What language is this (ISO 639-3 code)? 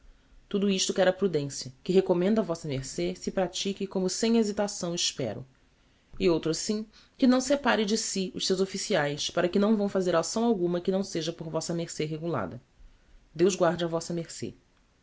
por